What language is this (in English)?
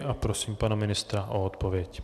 Czech